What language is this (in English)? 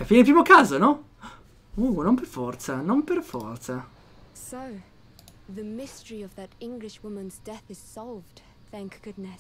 Italian